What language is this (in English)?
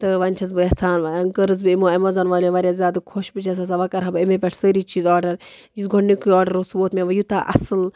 Kashmiri